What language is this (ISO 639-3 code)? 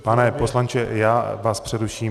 ces